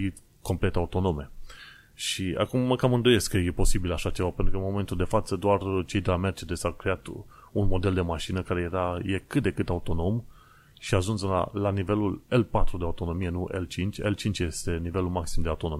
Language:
Romanian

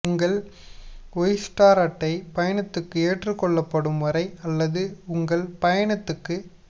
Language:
Tamil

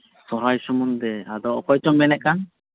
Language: Santali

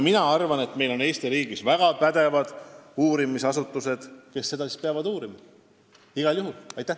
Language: Estonian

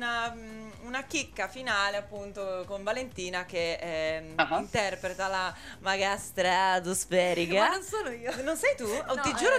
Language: Italian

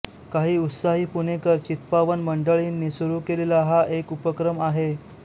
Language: Marathi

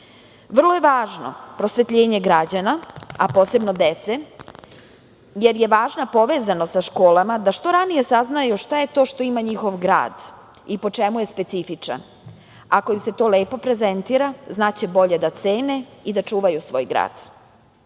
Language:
Serbian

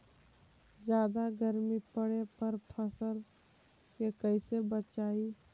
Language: Magahi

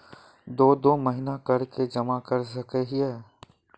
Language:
Magahi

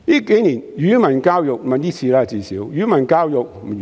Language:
Cantonese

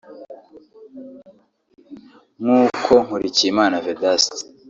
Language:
Kinyarwanda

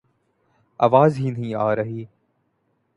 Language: Urdu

